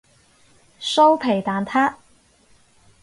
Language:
Cantonese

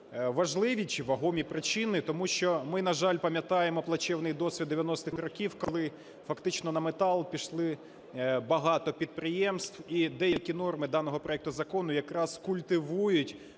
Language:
Ukrainian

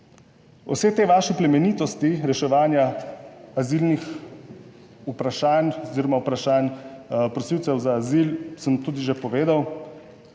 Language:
Slovenian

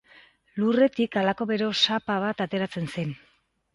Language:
Basque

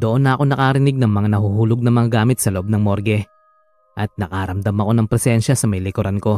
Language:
Filipino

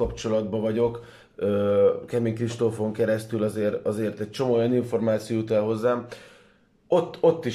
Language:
Hungarian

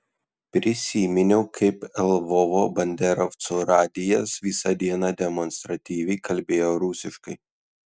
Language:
Lithuanian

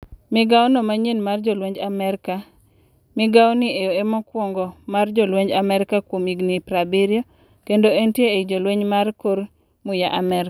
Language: Luo (Kenya and Tanzania)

